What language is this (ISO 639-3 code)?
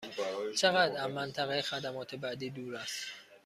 fas